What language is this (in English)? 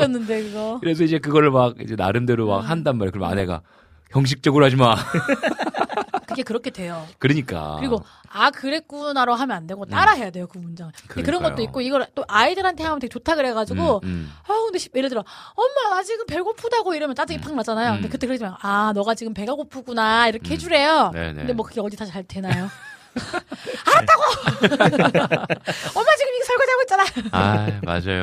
Korean